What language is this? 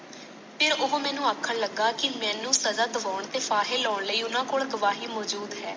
Punjabi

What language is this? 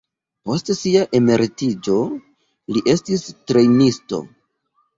Esperanto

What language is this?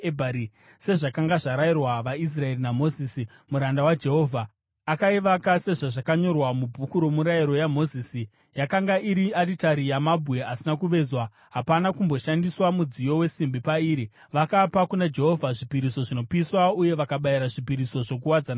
Shona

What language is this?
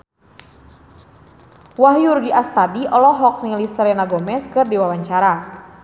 Sundanese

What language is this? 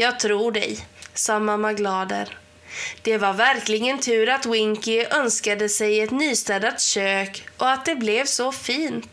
Swedish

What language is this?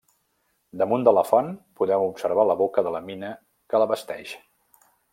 Catalan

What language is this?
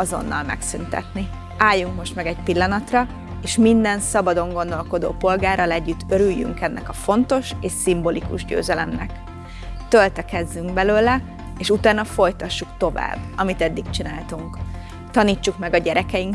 Hungarian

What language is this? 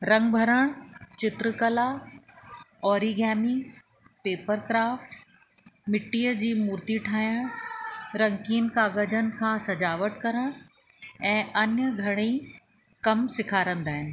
Sindhi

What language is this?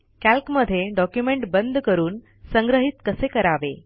Marathi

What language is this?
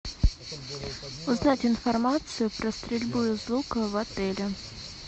Russian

